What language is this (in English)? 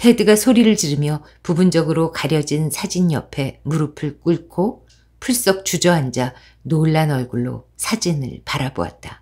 Korean